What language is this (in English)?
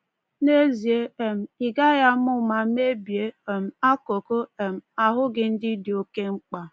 Igbo